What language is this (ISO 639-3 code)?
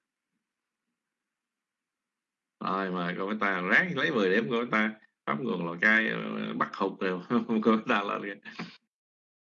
vie